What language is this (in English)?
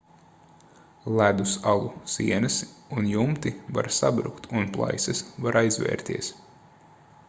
Latvian